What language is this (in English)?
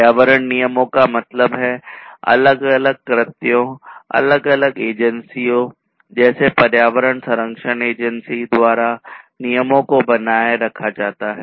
Hindi